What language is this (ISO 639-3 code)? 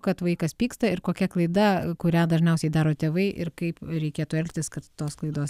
lit